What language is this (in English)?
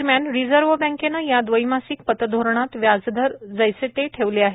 Marathi